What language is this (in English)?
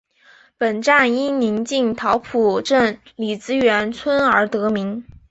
Chinese